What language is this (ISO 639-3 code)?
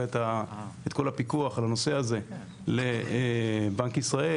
heb